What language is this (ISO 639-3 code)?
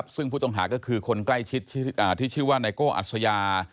tha